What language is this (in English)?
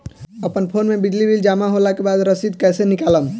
Bhojpuri